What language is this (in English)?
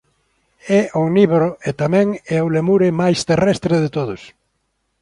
Galician